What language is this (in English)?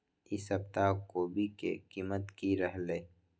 Magahi